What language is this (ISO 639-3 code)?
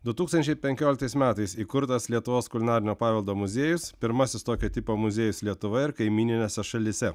lit